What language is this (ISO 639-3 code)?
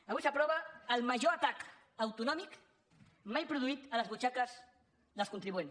cat